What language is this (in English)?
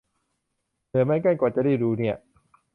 Thai